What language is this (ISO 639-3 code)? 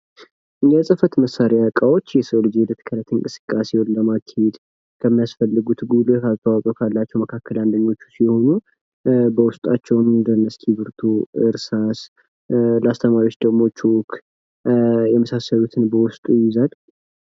amh